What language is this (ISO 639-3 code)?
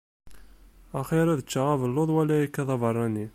kab